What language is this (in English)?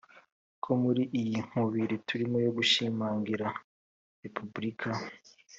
Kinyarwanda